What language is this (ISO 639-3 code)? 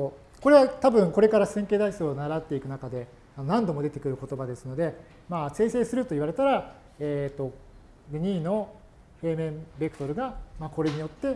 jpn